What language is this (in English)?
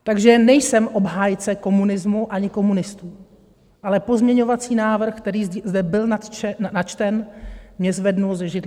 Czech